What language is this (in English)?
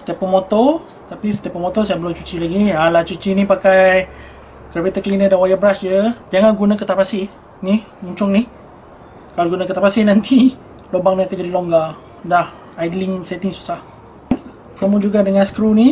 Malay